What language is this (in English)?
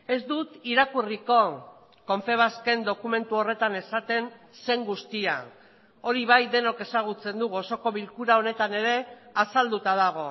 Basque